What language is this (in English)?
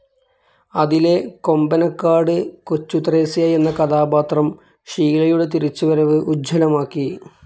Malayalam